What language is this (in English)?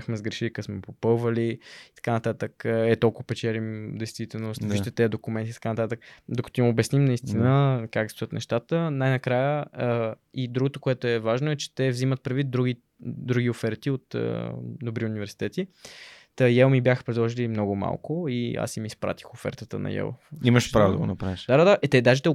Bulgarian